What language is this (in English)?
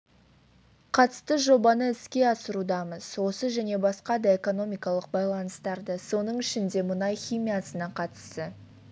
Kazakh